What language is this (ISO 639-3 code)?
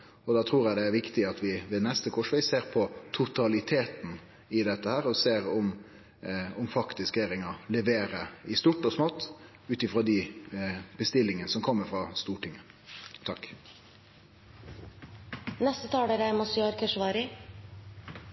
nno